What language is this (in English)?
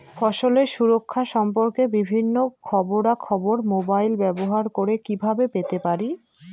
Bangla